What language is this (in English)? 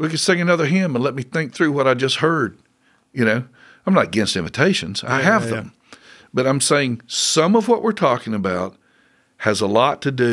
English